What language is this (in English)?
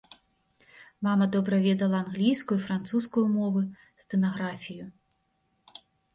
Belarusian